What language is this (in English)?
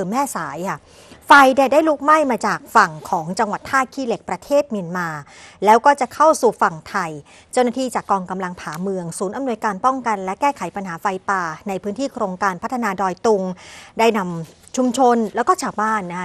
Thai